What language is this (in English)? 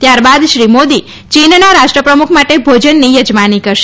Gujarati